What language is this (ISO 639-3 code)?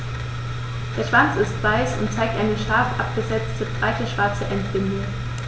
deu